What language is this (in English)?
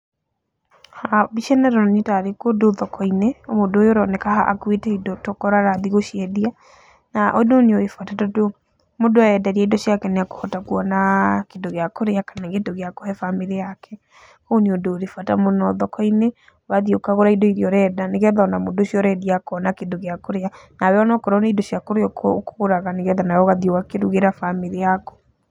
Kikuyu